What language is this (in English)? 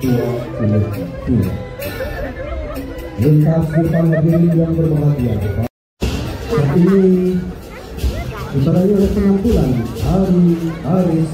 Indonesian